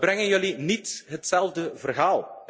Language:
Dutch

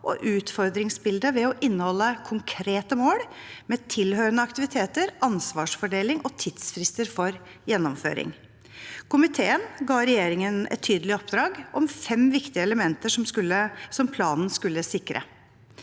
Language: Norwegian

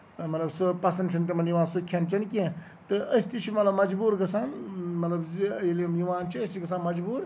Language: Kashmiri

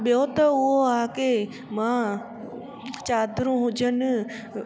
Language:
Sindhi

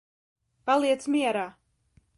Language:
Latvian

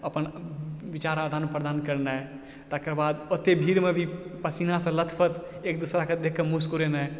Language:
Maithili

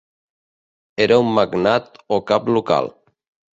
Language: Catalan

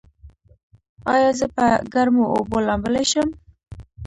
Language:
Pashto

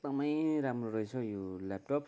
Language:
Nepali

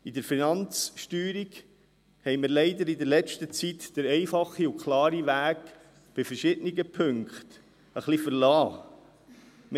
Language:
Swiss German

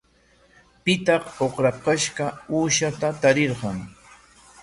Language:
Corongo Ancash Quechua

